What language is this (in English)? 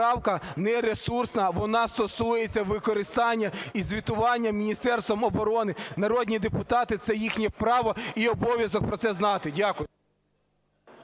Ukrainian